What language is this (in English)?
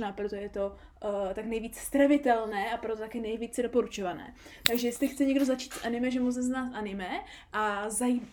Czech